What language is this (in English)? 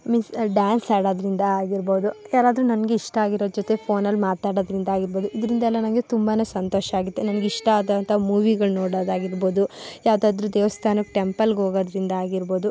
Kannada